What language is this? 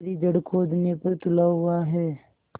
Hindi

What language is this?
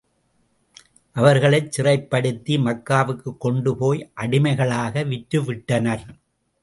Tamil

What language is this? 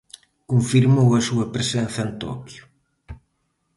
Galician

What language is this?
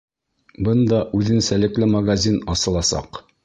Bashkir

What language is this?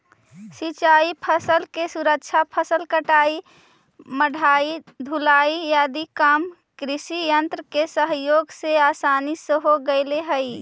Magahi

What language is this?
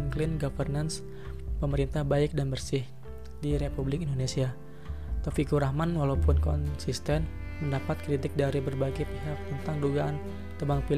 Indonesian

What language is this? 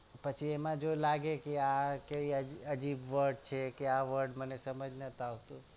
Gujarati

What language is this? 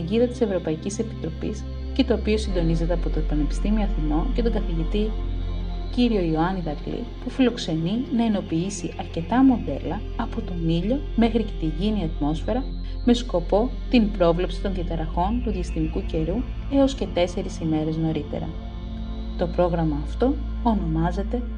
Greek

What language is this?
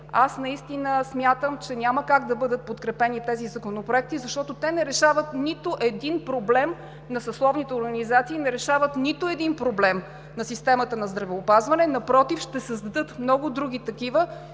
Bulgarian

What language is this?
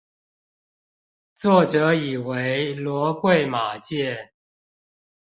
Chinese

